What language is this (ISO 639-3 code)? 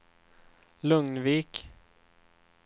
swe